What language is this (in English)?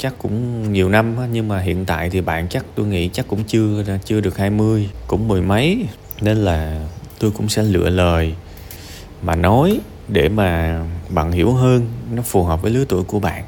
Vietnamese